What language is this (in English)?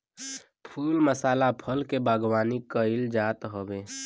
Bhojpuri